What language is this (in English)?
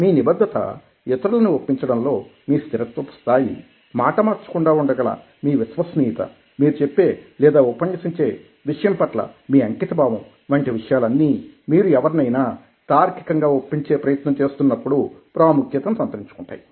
Telugu